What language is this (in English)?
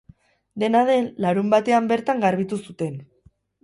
Basque